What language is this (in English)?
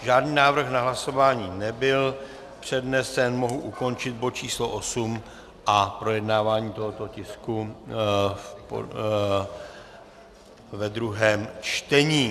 Czech